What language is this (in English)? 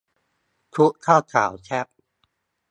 Thai